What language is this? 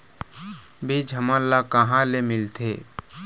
Chhattisgarhi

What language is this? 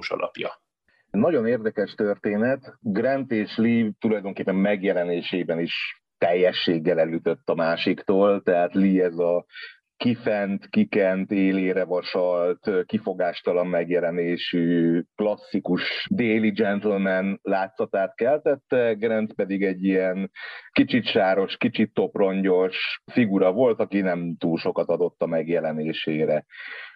Hungarian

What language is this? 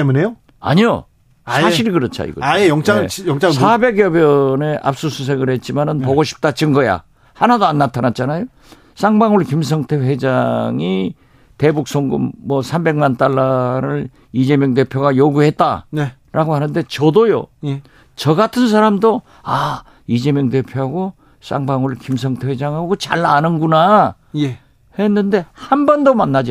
Korean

